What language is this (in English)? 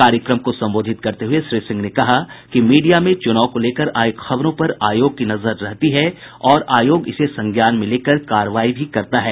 Hindi